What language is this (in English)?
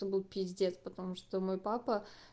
Russian